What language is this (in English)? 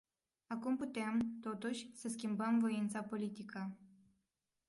Romanian